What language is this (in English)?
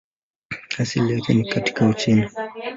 Swahili